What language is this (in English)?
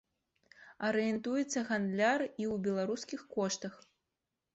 Belarusian